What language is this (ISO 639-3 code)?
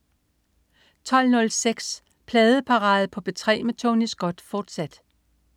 dan